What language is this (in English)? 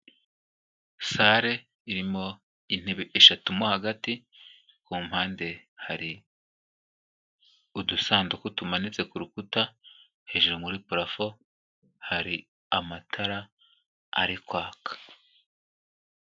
Kinyarwanda